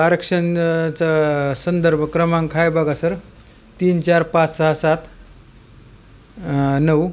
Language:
Marathi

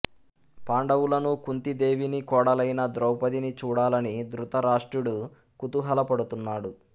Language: Telugu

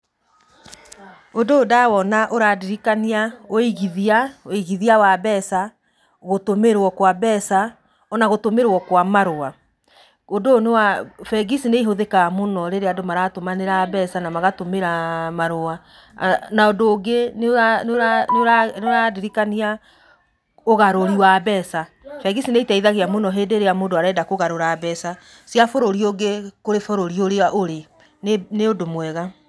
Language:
Kikuyu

